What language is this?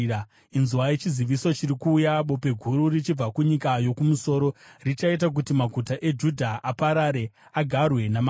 Shona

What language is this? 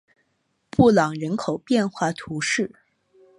Chinese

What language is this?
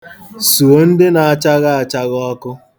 Igbo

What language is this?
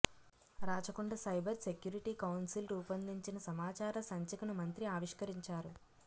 Telugu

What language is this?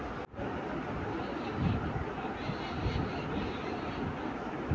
Maithili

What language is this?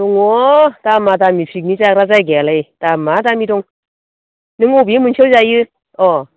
Bodo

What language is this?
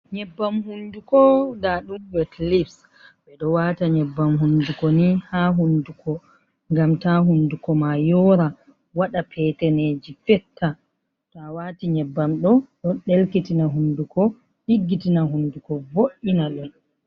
Fula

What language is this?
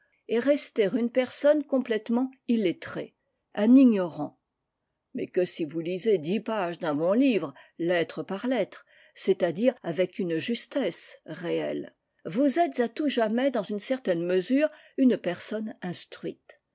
French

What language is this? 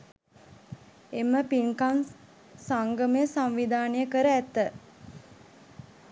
Sinhala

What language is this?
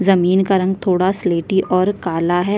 Hindi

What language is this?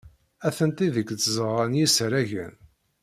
Kabyle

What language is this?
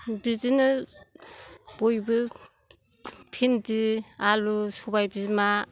Bodo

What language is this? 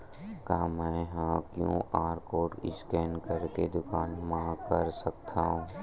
Chhattisgarhi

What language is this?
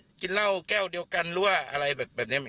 Thai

